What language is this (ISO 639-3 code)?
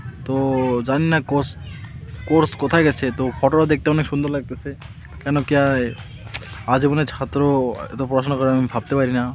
ben